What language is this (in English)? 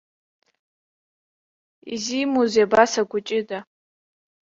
Abkhazian